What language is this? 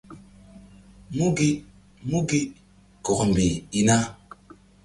Mbum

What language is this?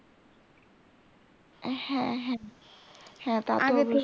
Bangla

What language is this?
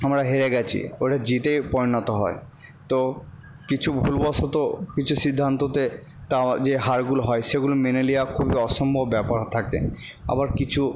Bangla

